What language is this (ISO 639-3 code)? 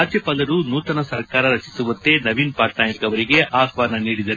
kan